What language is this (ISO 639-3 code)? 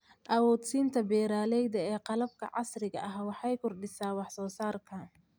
som